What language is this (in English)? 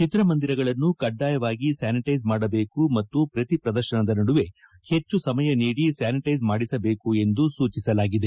Kannada